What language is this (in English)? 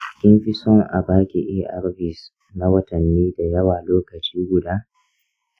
Hausa